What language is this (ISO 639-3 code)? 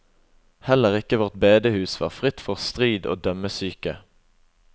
nor